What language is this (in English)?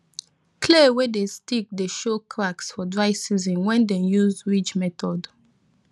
Nigerian Pidgin